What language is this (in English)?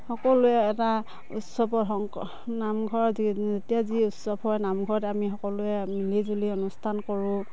Assamese